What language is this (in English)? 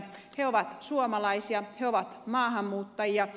Finnish